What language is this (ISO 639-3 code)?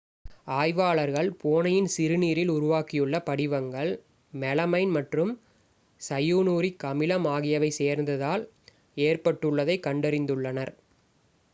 tam